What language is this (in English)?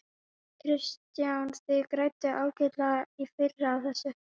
Icelandic